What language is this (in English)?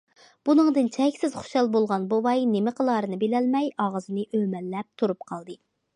Uyghur